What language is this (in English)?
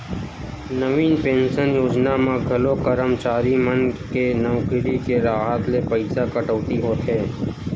Chhattisgarhi